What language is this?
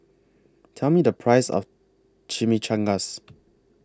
English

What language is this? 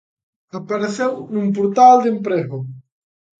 Galician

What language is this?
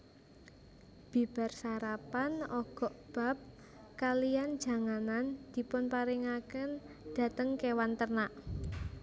Javanese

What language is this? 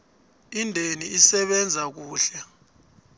South Ndebele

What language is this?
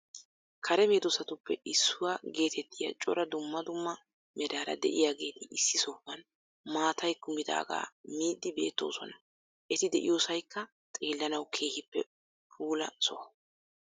Wolaytta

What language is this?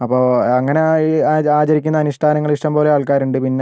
Malayalam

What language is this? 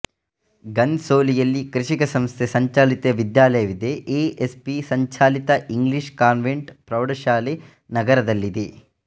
Kannada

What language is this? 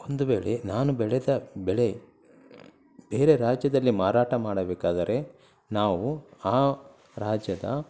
Kannada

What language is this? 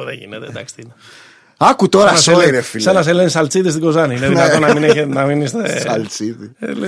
Greek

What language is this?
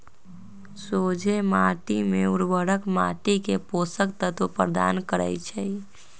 Magahi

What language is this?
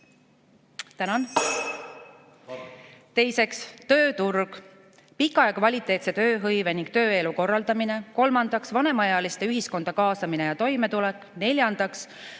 Estonian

